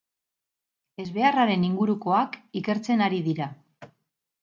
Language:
Basque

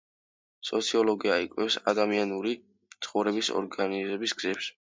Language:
Georgian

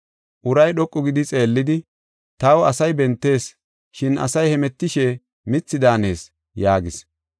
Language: Gofa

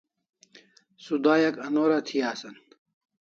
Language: Kalasha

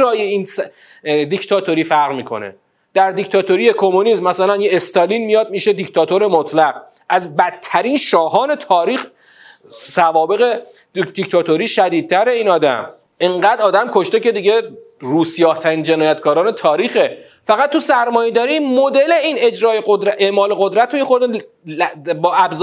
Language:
Persian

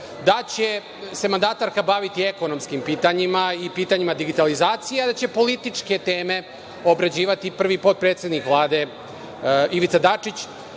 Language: Serbian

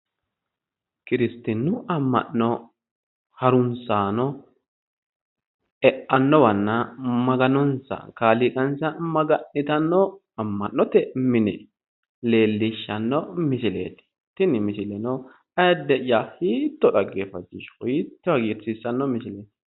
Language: Sidamo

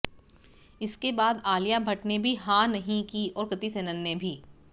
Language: Hindi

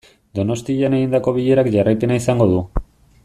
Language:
Basque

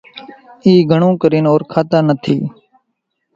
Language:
Kachi Koli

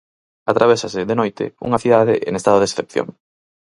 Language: Galician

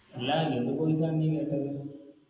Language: Malayalam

